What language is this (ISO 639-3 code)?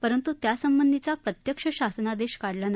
mar